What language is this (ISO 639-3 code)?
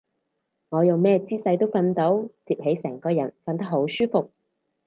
yue